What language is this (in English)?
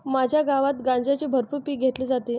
Marathi